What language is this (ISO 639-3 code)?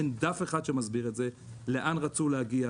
heb